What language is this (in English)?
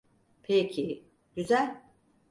Turkish